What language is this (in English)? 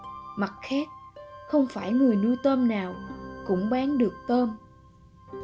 Vietnamese